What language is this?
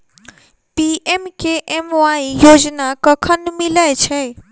Maithili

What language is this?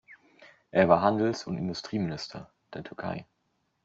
German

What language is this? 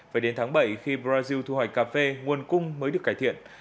Vietnamese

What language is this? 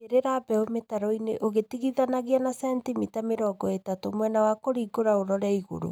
Kikuyu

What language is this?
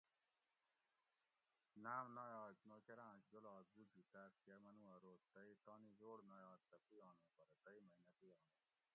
Gawri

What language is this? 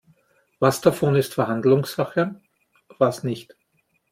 German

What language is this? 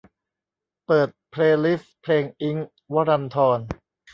Thai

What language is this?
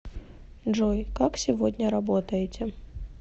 Russian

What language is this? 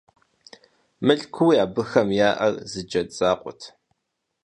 Kabardian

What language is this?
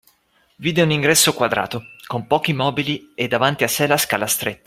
Italian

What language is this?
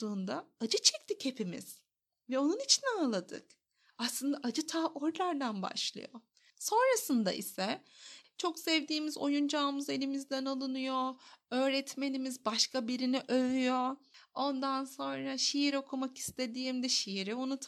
Turkish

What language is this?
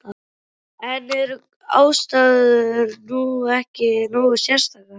Icelandic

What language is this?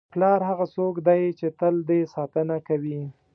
Pashto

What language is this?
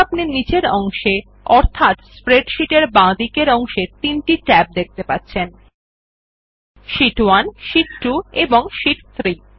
Bangla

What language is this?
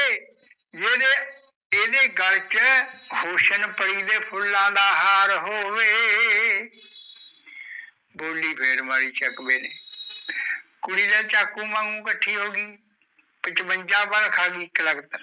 Punjabi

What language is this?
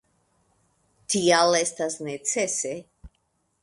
Esperanto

